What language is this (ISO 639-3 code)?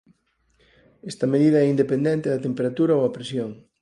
glg